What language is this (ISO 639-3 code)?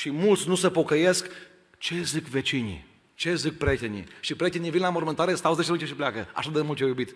ron